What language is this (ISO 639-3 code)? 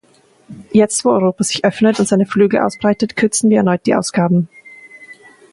deu